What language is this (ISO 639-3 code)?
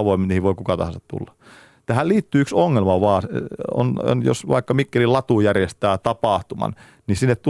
fin